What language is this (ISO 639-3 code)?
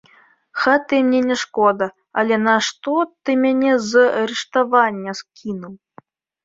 bel